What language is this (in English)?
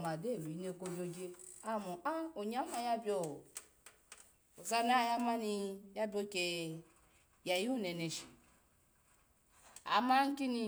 Alago